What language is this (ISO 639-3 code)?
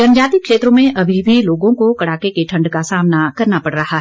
hin